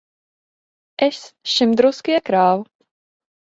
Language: Latvian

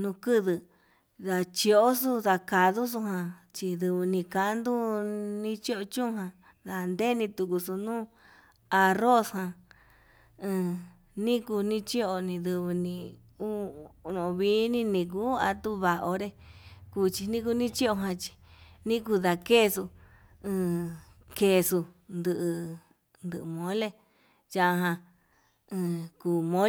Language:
Yutanduchi Mixtec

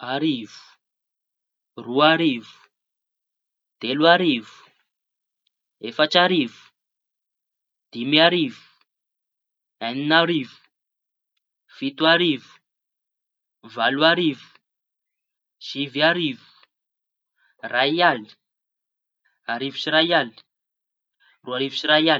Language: Tanosy Malagasy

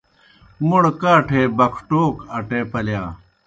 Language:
Kohistani Shina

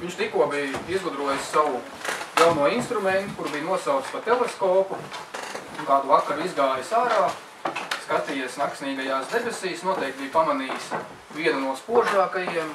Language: Latvian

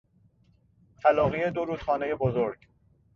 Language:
Persian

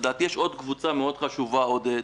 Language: Hebrew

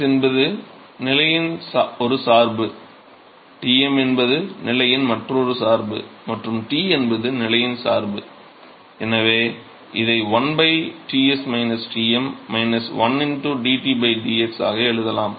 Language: Tamil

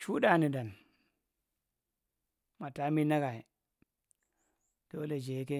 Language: Marghi Central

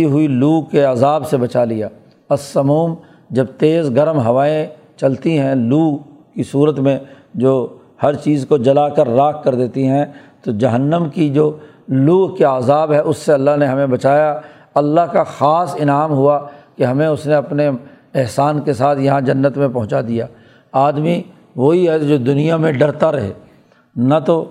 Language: Urdu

